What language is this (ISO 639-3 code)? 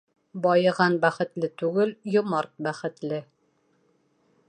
bak